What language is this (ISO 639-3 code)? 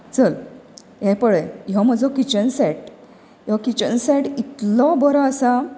kok